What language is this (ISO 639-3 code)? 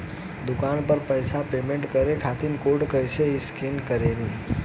bho